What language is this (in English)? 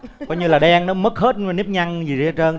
Vietnamese